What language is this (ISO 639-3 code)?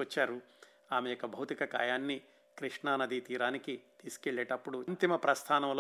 tel